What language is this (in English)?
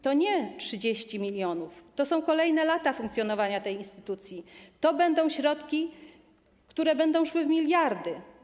Polish